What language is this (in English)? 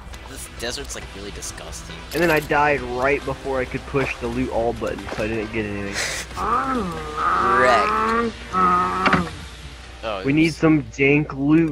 English